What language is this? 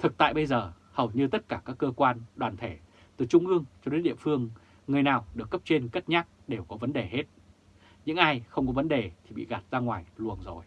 Vietnamese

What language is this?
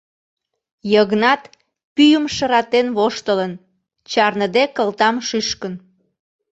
Mari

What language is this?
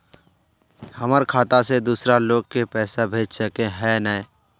Magahi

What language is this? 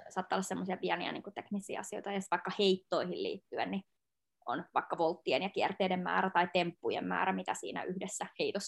Finnish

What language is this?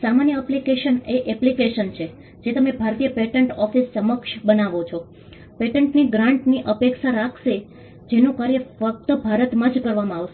Gujarati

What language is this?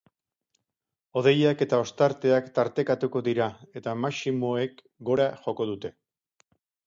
Basque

